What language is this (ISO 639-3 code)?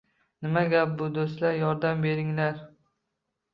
uzb